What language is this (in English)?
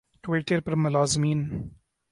Urdu